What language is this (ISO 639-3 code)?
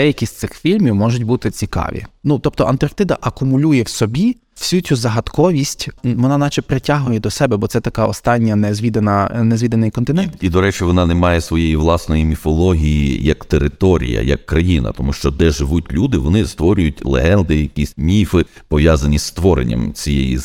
ukr